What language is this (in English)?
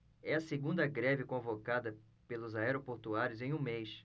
Portuguese